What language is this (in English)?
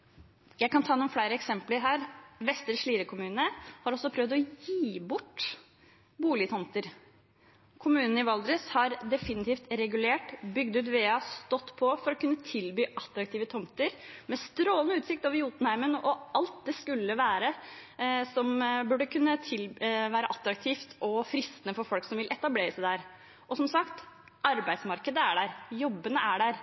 Norwegian Bokmål